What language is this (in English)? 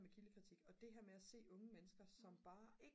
Danish